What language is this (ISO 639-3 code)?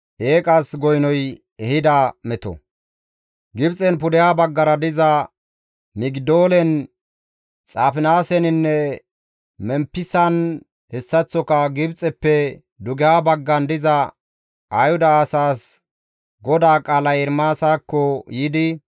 gmv